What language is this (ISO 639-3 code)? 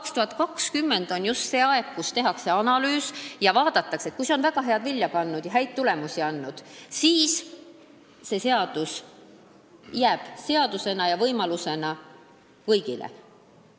est